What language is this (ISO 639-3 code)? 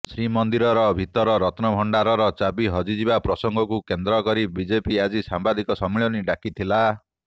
ori